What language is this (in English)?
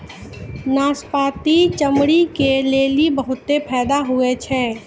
Maithili